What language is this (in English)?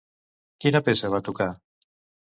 Catalan